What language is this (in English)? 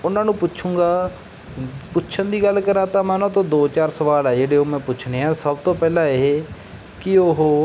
Punjabi